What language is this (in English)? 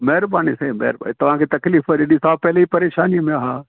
Sindhi